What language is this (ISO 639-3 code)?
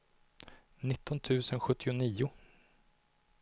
swe